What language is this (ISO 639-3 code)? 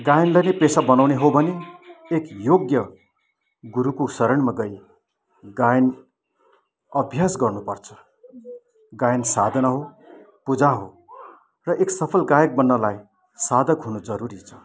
nep